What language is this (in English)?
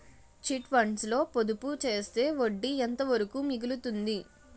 Telugu